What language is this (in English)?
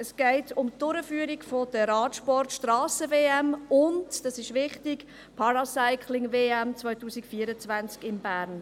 Swiss German